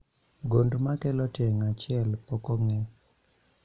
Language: Luo (Kenya and Tanzania)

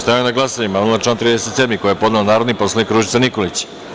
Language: Serbian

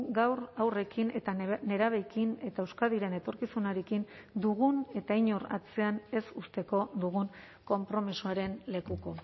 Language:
Basque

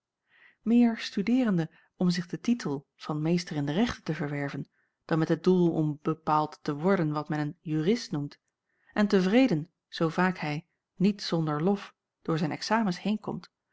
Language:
Dutch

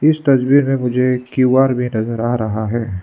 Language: Hindi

